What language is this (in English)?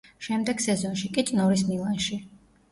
Georgian